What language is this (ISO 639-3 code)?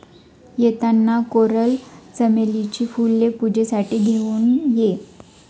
mar